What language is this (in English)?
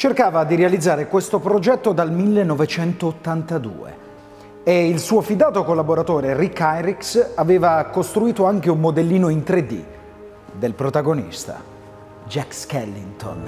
Italian